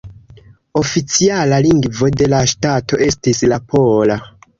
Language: Esperanto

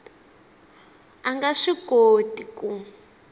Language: Tsonga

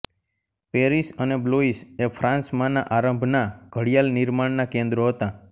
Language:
Gujarati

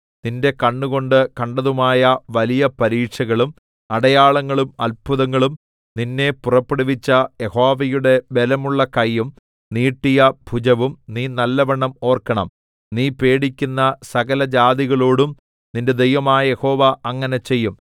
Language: Malayalam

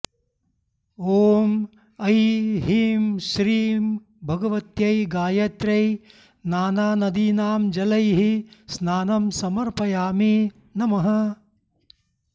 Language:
Sanskrit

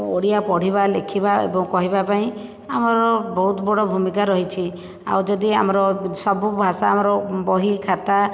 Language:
Odia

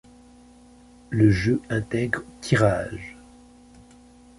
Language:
French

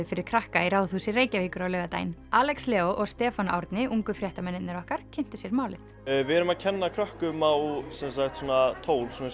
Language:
Icelandic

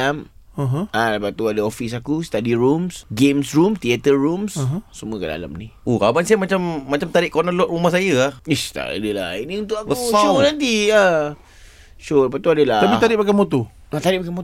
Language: Malay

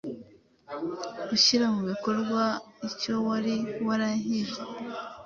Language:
Kinyarwanda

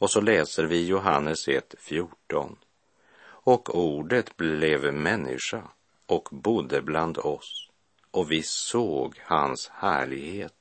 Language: Swedish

